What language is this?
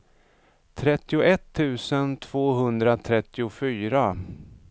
Swedish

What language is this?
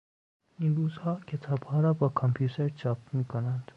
Persian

